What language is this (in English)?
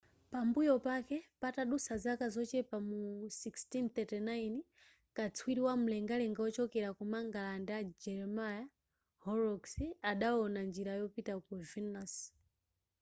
Nyanja